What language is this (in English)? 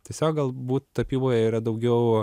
Lithuanian